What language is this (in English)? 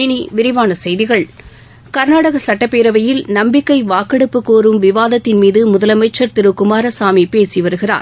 Tamil